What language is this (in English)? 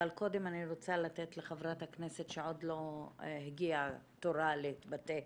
Hebrew